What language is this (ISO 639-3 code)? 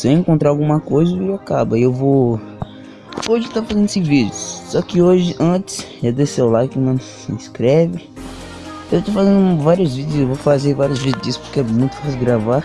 por